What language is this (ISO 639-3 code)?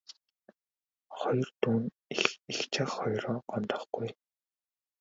mon